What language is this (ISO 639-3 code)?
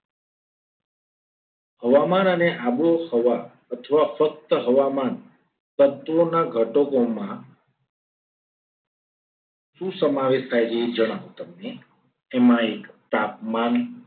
guj